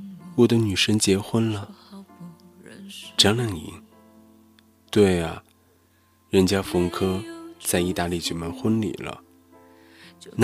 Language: Chinese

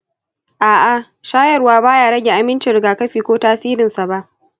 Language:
Hausa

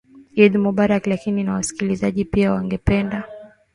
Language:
Swahili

